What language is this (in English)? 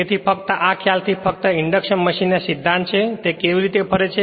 Gujarati